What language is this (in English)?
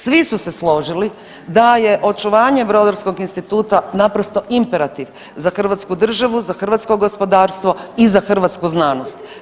Croatian